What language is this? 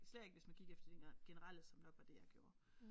Danish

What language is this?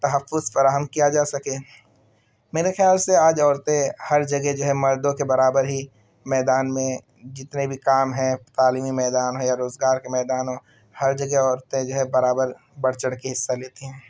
Urdu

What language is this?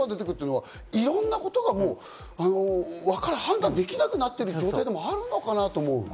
Japanese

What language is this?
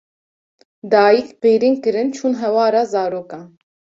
Kurdish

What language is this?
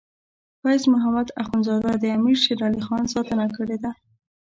Pashto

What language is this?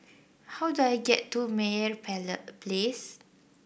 English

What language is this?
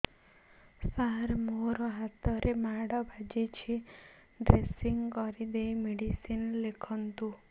Odia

